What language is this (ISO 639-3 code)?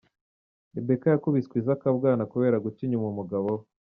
kin